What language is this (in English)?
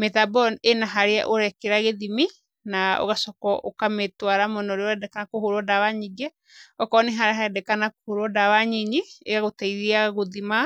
Kikuyu